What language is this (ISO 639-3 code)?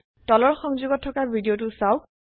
asm